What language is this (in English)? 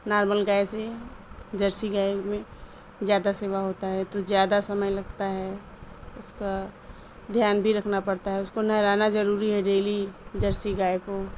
Urdu